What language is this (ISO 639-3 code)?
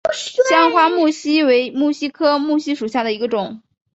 zho